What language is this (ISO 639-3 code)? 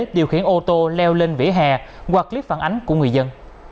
vie